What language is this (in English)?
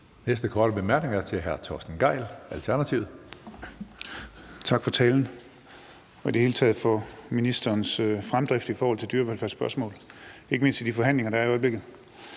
Danish